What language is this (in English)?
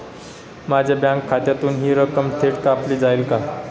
Marathi